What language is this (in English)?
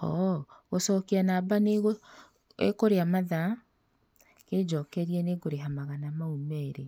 Kikuyu